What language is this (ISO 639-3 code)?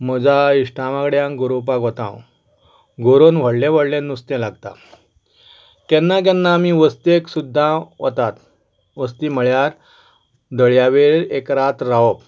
kok